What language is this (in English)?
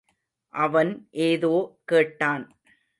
Tamil